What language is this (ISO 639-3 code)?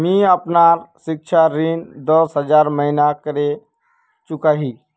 mag